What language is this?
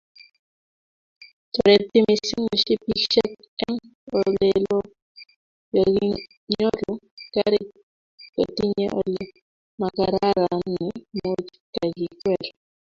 Kalenjin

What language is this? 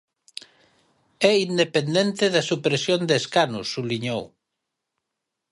Galician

